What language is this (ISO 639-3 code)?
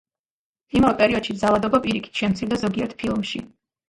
kat